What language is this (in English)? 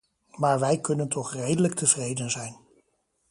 Dutch